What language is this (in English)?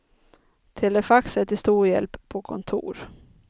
Swedish